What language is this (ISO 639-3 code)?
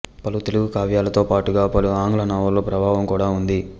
tel